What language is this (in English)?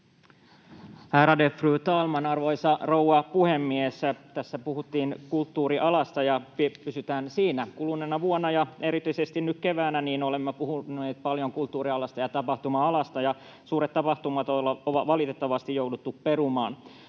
Finnish